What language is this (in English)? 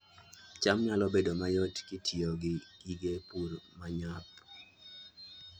Luo (Kenya and Tanzania)